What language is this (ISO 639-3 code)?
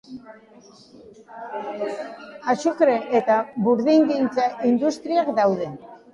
eus